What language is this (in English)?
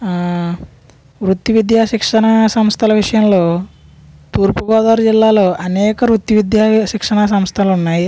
Telugu